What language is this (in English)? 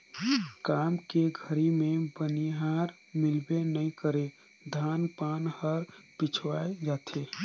Chhattisgarhi